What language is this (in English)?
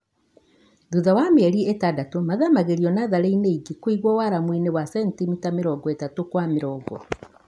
Kikuyu